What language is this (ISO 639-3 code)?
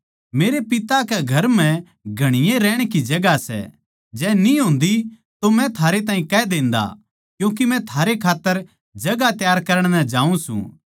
bgc